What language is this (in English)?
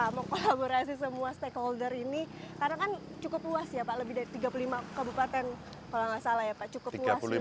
Indonesian